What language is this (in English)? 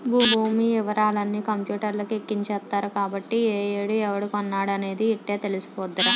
Telugu